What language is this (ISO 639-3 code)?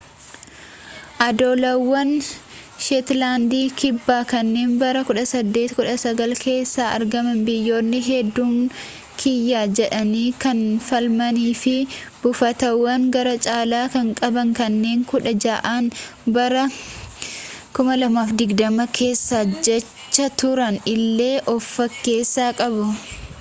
orm